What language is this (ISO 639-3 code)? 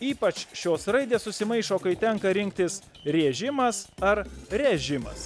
lit